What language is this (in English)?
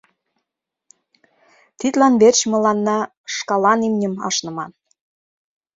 Mari